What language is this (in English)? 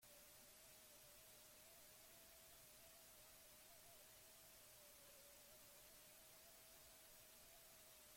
Basque